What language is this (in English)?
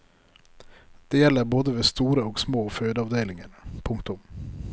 Norwegian